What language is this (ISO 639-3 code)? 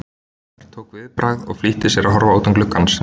isl